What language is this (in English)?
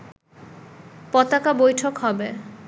Bangla